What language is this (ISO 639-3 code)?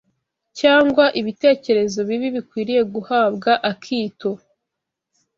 kin